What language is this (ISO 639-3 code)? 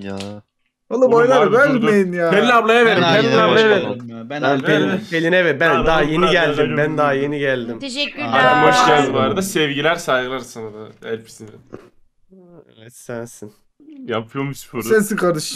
tur